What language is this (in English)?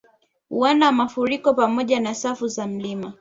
Swahili